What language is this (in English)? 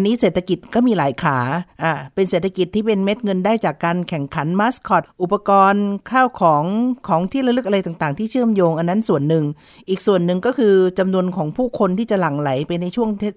Thai